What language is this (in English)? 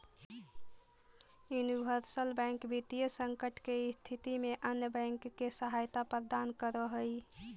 Magahi